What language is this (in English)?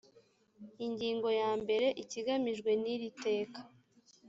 Kinyarwanda